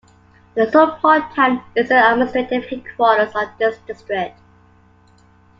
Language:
English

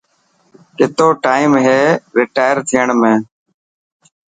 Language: Dhatki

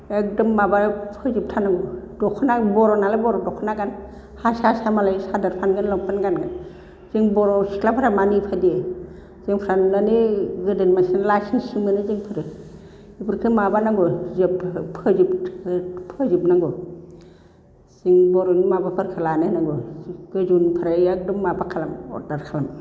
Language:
Bodo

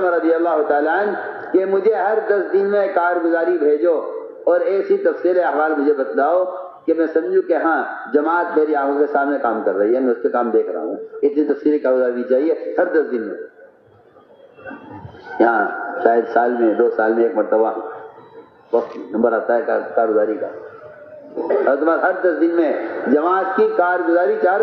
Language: Arabic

